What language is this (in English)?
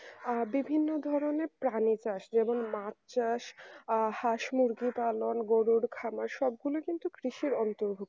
Bangla